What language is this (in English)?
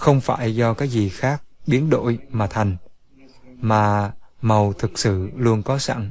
Vietnamese